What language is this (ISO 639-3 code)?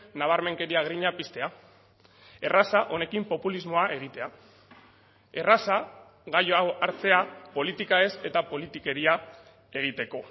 eus